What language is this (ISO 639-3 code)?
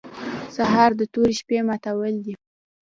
pus